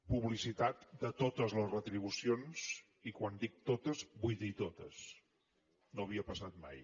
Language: Catalan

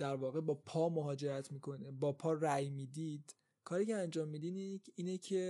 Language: Persian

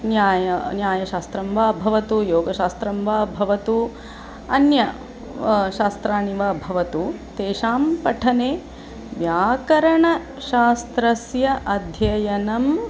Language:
Sanskrit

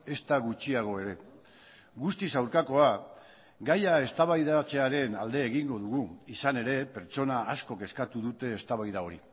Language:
Basque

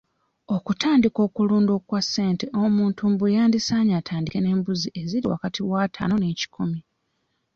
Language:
Ganda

